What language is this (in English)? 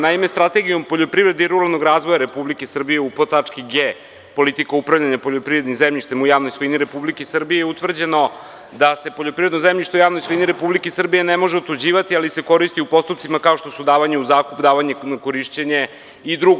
Serbian